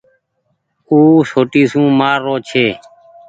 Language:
Goaria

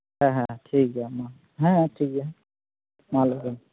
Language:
Santali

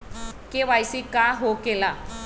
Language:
Magahi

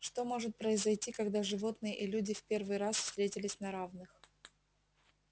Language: Russian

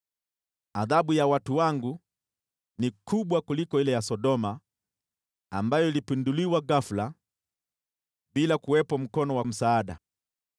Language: Swahili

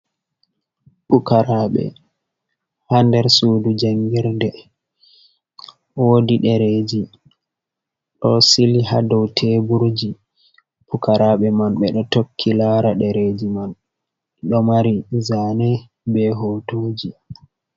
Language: Fula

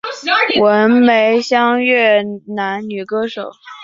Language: Chinese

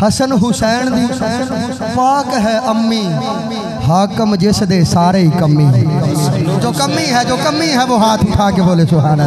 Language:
Hindi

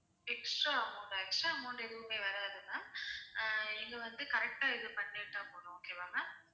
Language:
Tamil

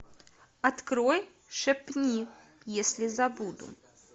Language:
Russian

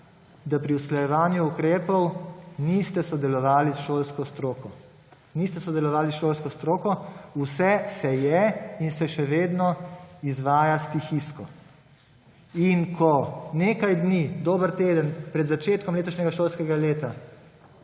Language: Slovenian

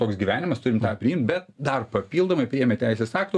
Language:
Lithuanian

